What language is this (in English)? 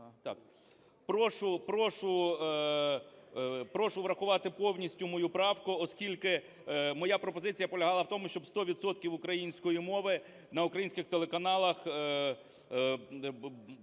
Ukrainian